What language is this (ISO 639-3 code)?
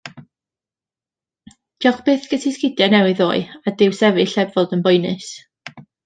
cym